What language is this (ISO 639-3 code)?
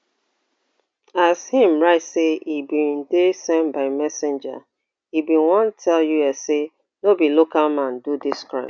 pcm